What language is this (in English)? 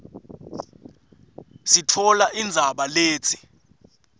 Swati